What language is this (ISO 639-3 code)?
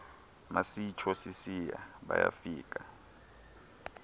xho